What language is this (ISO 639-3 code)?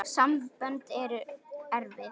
isl